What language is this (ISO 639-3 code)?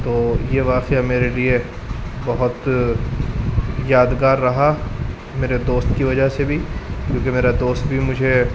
urd